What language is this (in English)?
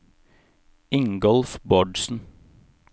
Norwegian